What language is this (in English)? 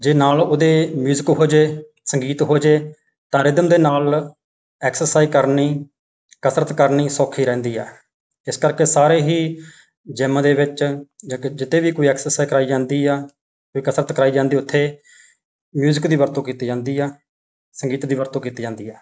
Punjabi